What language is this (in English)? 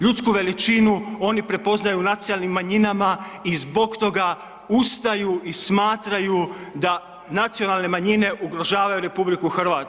Croatian